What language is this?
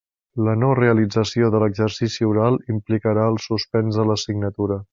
Catalan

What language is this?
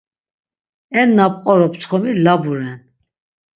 Laz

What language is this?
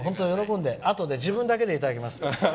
Japanese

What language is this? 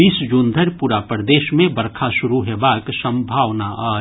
Maithili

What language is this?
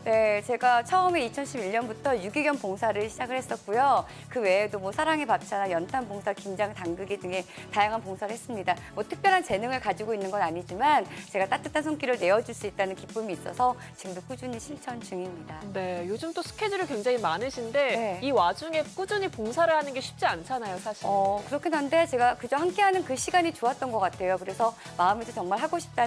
Korean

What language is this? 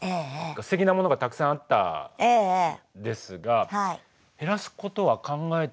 Japanese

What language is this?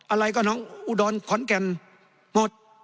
Thai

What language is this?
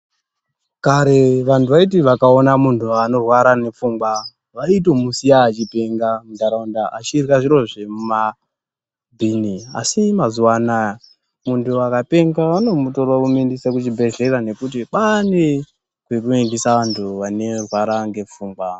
Ndau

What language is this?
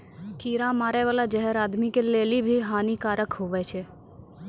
Maithili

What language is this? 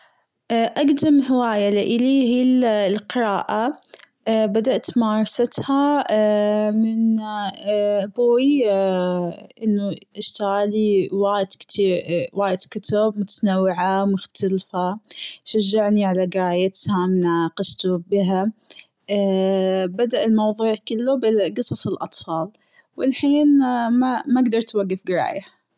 Gulf Arabic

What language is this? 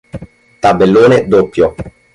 Italian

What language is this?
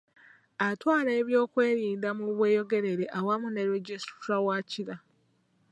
Ganda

